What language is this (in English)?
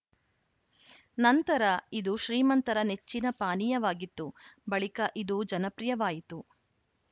Kannada